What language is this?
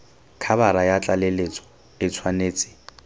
Tswana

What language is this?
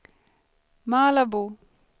Swedish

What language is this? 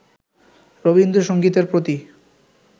Bangla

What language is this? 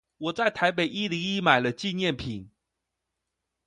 Chinese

